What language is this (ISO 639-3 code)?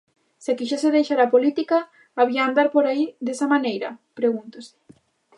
glg